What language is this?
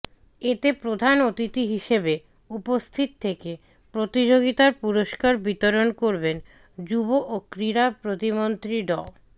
Bangla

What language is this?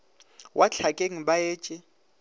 Northern Sotho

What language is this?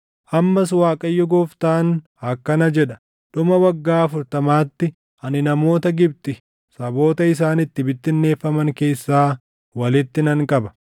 Oromo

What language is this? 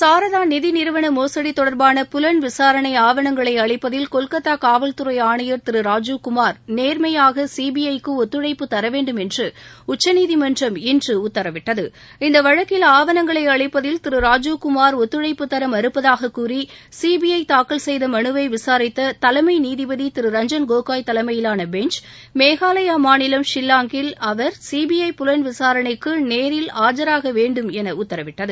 Tamil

